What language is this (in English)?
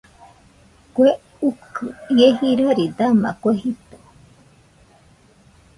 Nüpode Huitoto